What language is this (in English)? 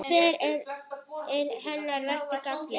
Icelandic